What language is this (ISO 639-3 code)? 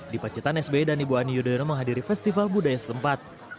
ind